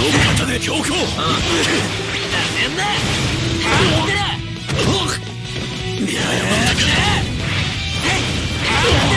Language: Japanese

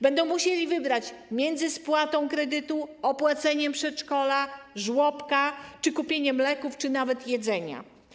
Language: Polish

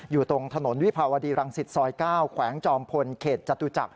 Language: Thai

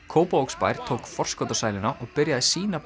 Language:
Icelandic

